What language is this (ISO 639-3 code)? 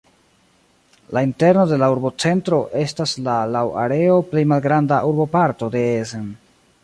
epo